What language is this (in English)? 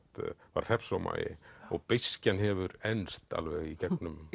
Icelandic